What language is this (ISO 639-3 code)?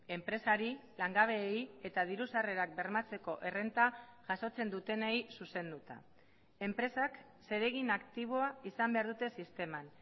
eus